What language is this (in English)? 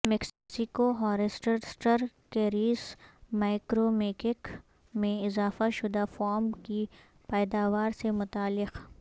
Urdu